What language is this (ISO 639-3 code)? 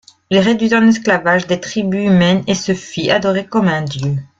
fra